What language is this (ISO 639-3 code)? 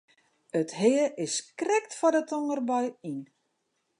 fry